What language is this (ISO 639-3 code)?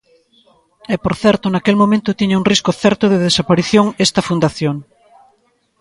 glg